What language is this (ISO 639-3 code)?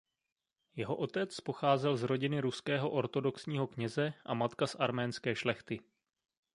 ces